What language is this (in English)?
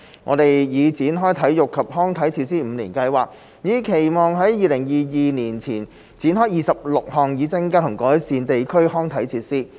Cantonese